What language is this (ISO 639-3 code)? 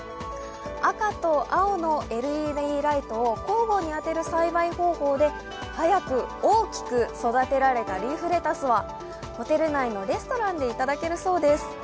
jpn